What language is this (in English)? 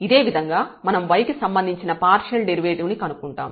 Telugu